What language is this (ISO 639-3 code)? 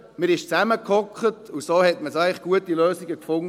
gsw